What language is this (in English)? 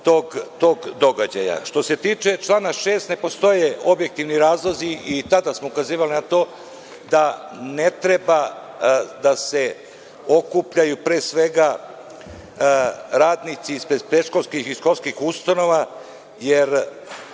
Serbian